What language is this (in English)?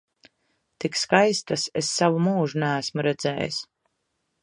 Latvian